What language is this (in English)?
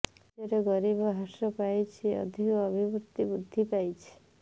Odia